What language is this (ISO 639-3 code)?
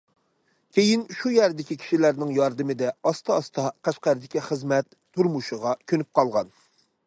uig